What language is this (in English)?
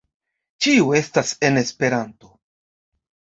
Esperanto